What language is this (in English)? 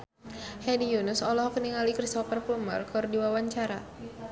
Sundanese